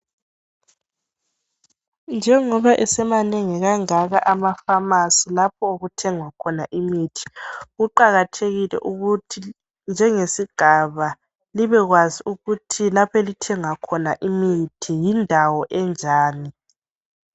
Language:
North Ndebele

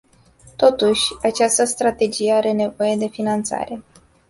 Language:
Romanian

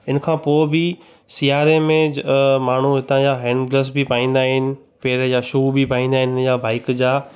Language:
Sindhi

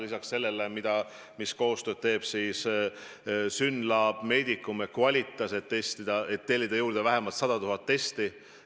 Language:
Estonian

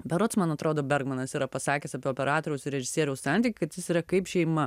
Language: Lithuanian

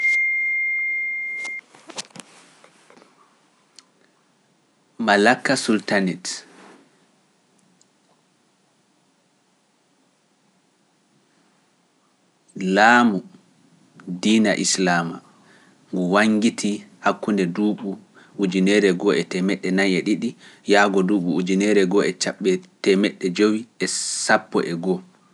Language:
Pular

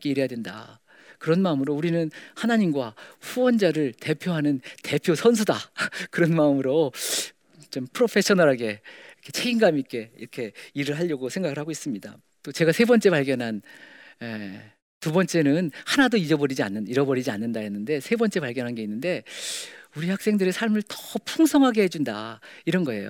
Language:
Korean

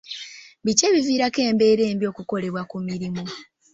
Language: Ganda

